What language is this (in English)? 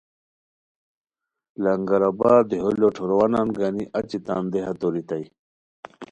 Khowar